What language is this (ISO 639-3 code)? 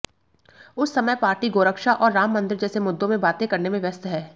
hin